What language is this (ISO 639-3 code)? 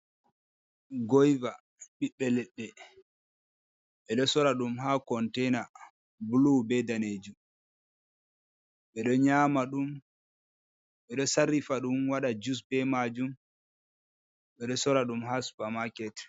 ful